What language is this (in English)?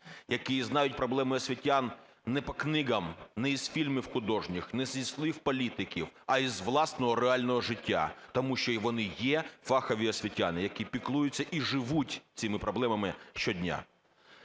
Ukrainian